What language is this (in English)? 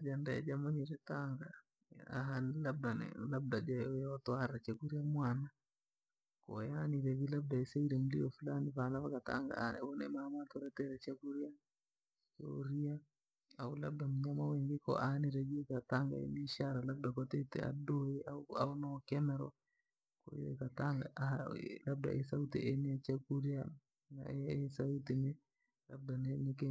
Langi